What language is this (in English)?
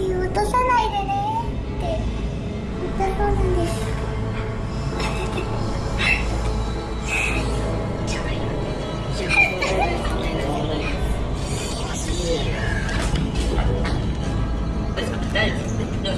Portuguese